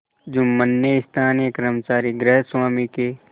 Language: Hindi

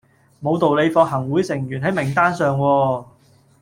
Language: Cantonese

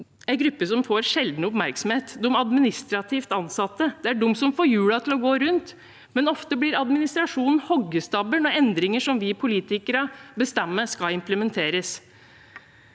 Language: Norwegian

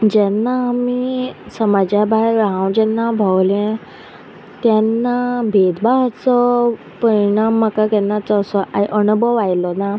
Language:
Konkani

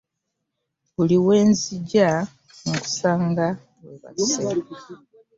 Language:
Ganda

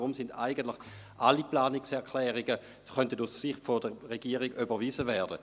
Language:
Swiss German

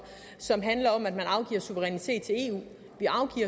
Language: Danish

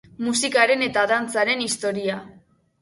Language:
Basque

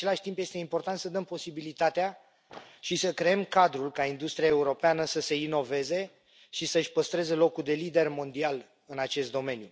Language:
Romanian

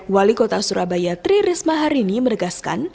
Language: Indonesian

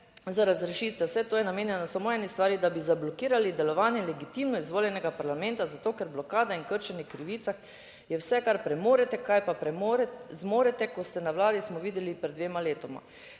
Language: Slovenian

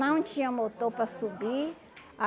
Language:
Portuguese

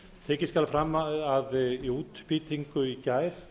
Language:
Icelandic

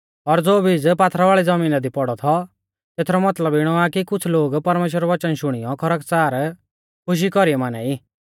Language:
Mahasu Pahari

